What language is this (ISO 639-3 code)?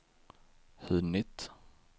swe